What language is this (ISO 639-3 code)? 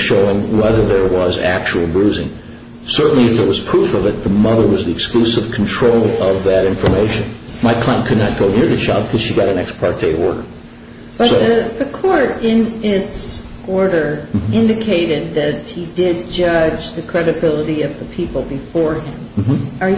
eng